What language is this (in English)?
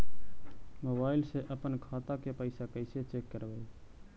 Magahi